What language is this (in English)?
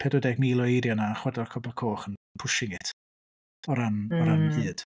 Welsh